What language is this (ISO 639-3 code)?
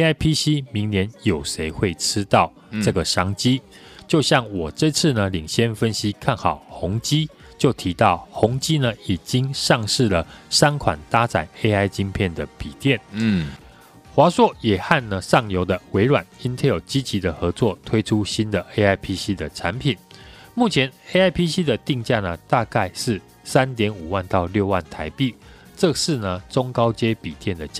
zho